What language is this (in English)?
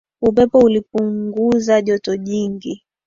Swahili